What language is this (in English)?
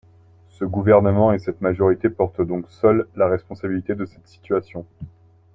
French